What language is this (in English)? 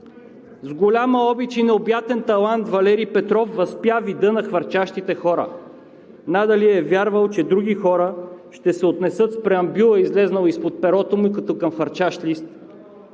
Bulgarian